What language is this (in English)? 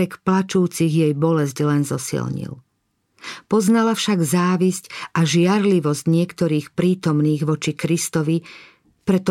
Slovak